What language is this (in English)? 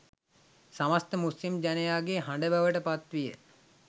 Sinhala